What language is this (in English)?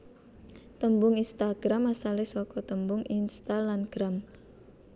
Javanese